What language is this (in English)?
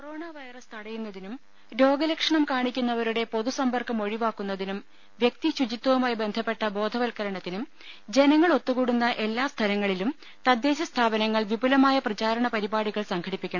Malayalam